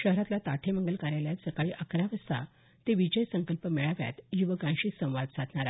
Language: Marathi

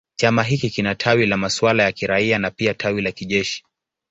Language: Swahili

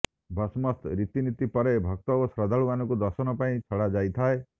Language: Odia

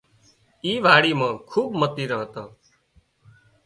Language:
Wadiyara Koli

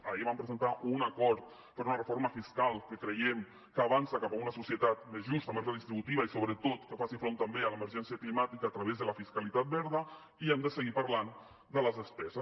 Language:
Catalan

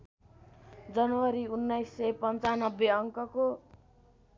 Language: Nepali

